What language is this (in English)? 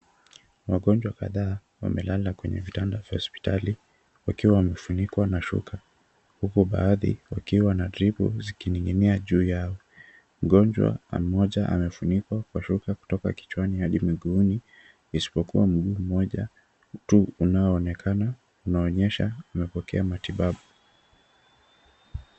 Swahili